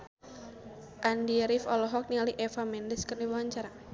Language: Sundanese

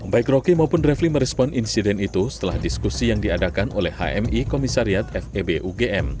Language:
Indonesian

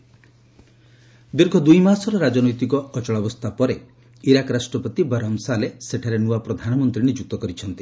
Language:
Odia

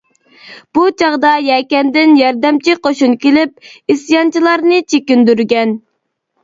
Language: Uyghur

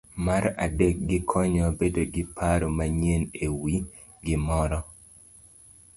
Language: Luo (Kenya and Tanzania)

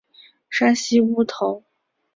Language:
Chinese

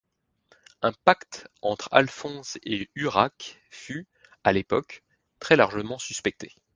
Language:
French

